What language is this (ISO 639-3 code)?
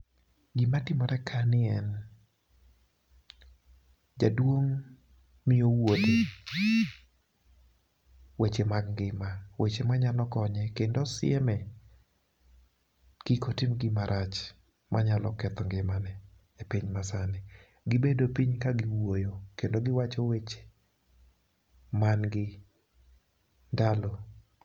luo